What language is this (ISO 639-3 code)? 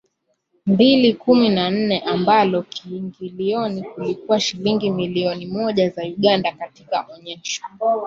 swa